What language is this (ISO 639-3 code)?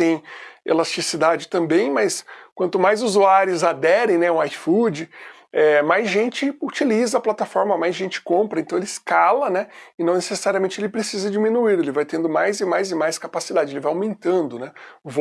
por